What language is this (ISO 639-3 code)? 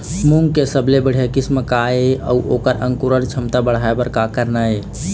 hne